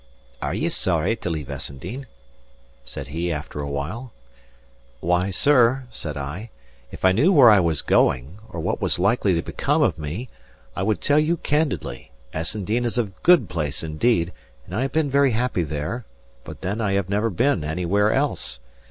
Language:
English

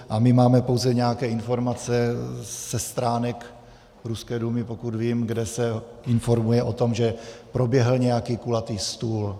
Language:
Czech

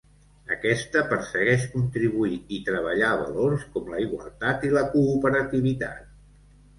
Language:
Catalan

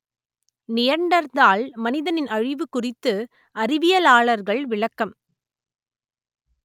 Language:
Tamil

